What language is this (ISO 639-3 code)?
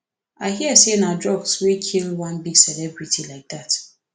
pcm